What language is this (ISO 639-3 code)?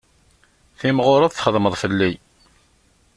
kab